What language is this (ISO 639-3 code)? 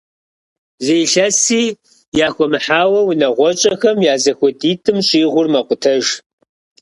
kbd